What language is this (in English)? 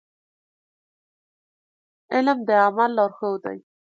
Pashto